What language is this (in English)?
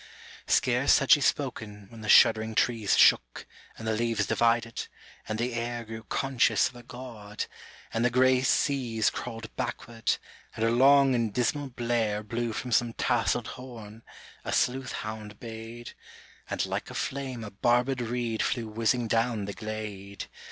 English